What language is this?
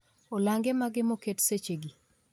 Luo (Kenya and Tanzania)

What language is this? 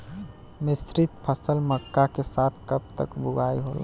Bhojpuri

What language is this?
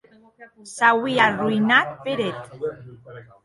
Occitan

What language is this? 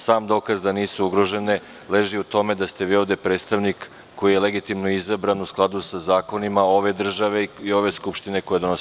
Serbian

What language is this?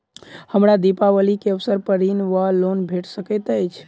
Maithili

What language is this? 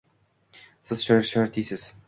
Uzbek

